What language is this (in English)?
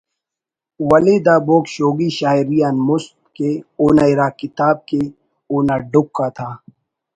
Brahui